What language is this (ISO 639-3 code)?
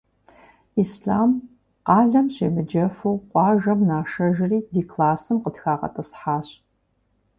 kbd